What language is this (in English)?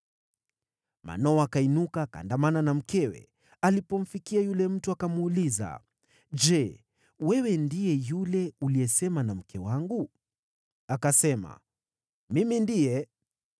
Swahili